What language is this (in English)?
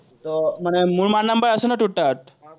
Assamese